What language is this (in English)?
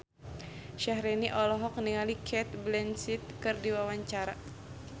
Sundanese